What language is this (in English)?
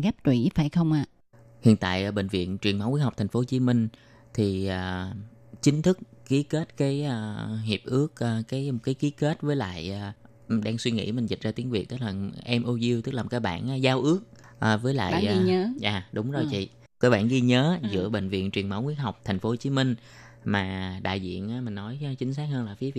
Vietnamese